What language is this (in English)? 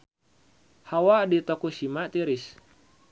Sundanese